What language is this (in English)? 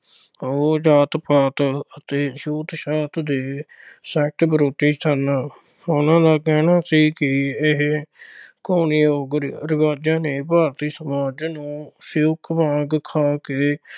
Punjabi